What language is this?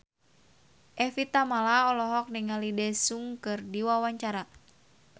Sundanese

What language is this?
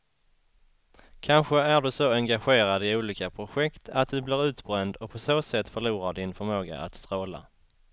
Swedish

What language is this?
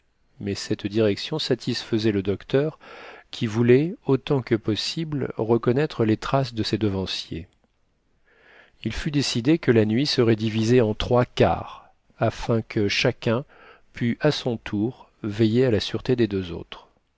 French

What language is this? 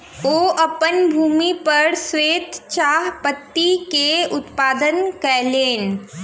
Maithili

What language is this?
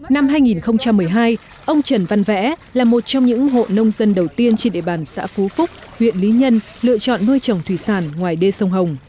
Vietnamese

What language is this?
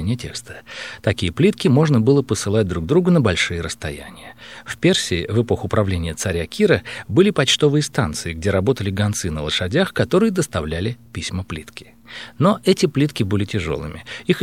Russian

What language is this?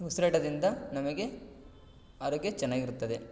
Kannada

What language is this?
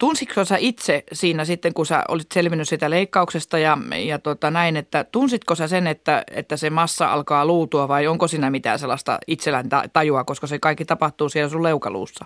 Finnish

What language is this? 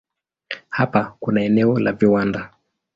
Swahili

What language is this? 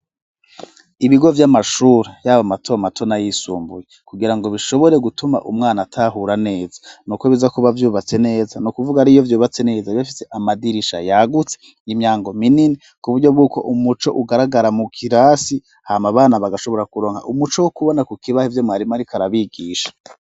Rundi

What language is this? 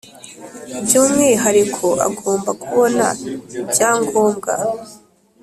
Kinyarwanda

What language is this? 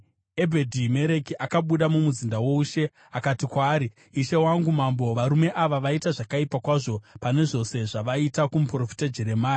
Shona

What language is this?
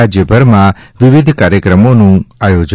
Gujarati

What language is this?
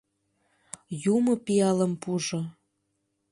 Mari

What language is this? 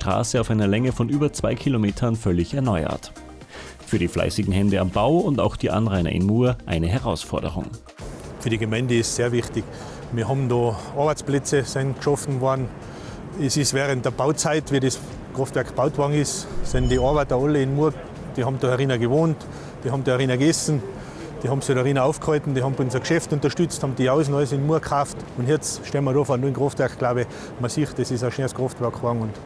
German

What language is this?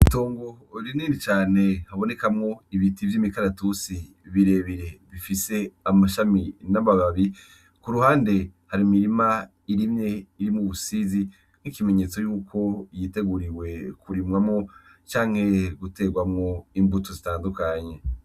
Rundi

